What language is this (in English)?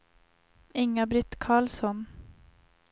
Swedish